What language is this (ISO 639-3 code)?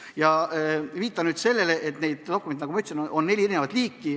est